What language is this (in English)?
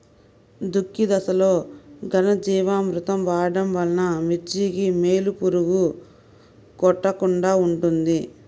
Telugu